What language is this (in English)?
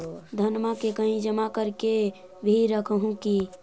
Magahi